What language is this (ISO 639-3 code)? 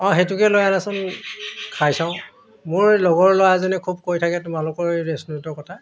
asm